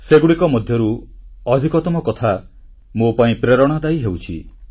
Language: Odia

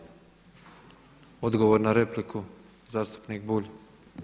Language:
Croatian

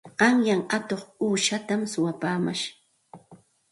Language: Santa Ana de Tusi Pasco Quechua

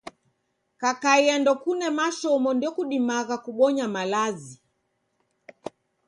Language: Taita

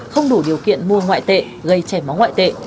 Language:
Vietnamese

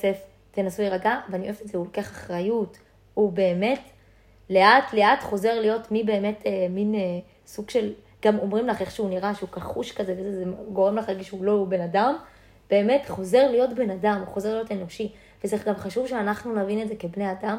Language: Hebrew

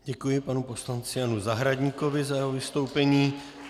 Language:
Czech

